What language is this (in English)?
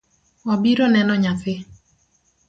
Luo (Kenya and Tanzania)